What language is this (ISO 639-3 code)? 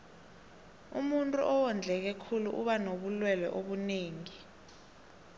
nbl